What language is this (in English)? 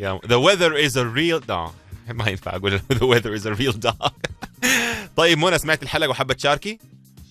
Arabic